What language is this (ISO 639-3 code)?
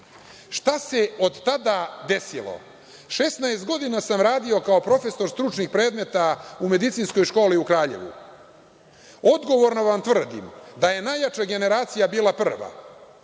srp